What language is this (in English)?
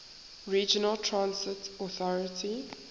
English